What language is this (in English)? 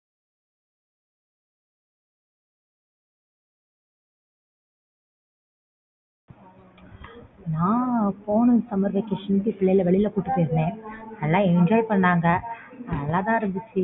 Tamil